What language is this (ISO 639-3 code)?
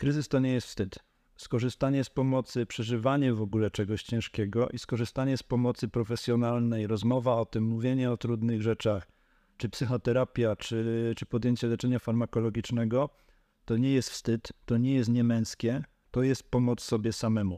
pol